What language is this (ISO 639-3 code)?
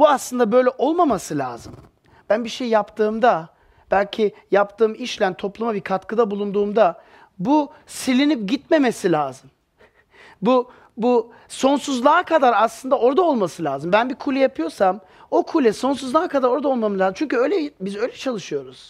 tur